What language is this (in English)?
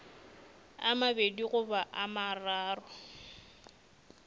Northern Sotho